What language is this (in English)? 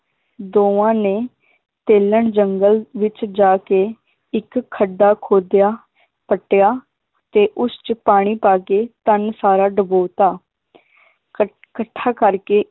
Punjabi